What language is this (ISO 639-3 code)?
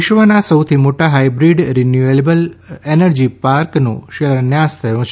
guj